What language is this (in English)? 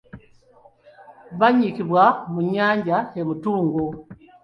Ganda